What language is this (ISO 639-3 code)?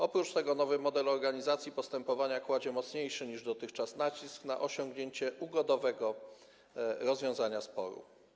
pol